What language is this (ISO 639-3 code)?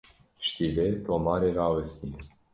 kur